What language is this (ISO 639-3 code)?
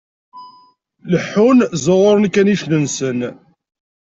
kab